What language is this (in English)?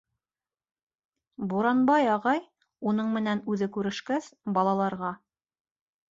Bashkir